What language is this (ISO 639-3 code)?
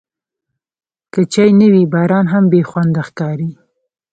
pus